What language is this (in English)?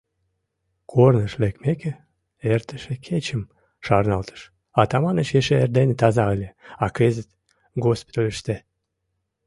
Mari